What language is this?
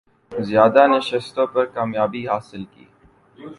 Urdu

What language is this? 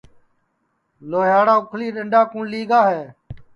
Sansi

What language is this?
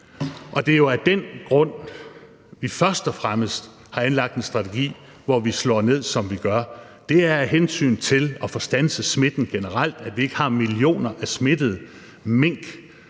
Danish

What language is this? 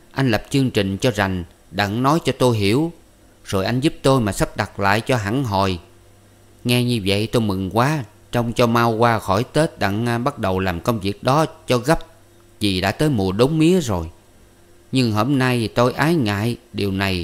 Vietnamese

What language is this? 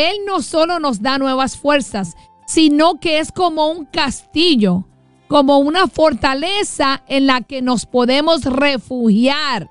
Spanish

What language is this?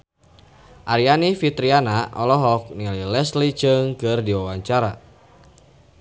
Sundanese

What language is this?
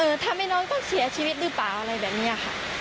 Thai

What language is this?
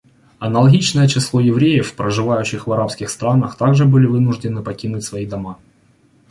Russian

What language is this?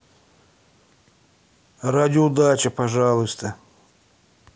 Russian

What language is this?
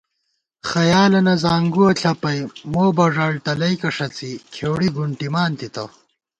Gawar-Bati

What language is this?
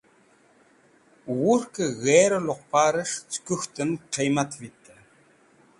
Wakhi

